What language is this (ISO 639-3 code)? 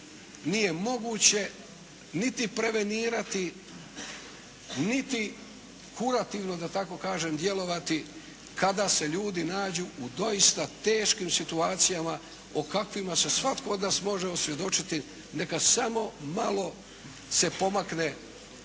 hrv